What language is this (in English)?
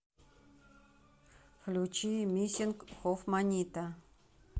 Russian